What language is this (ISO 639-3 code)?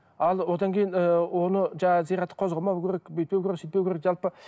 kaz